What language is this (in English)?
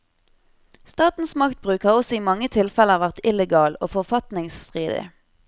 Norwegian